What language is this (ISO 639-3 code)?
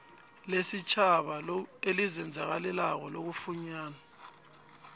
nbl